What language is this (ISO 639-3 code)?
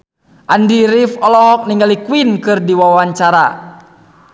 sun